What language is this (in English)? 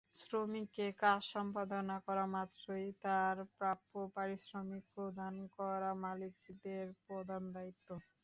Bangla